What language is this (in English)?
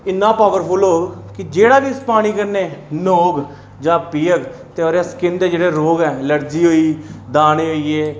Dogri